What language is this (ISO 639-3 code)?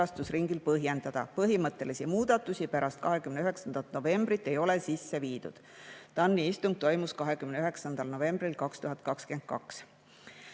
est